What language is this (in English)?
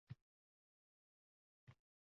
Uzbek